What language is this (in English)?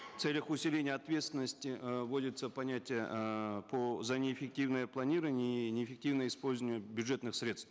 Kazakh